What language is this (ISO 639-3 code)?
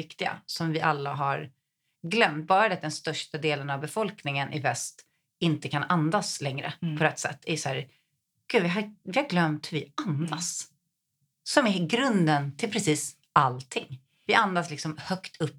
swe